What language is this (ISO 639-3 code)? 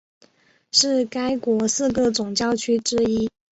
zho